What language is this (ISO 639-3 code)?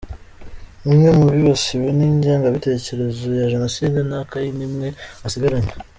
kin